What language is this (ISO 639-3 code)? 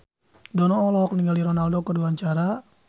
sun